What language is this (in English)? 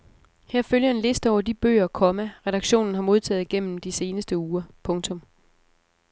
Danish